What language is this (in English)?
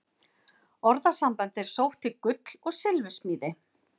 Icelandic